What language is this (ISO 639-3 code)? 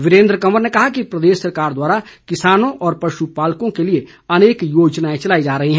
hin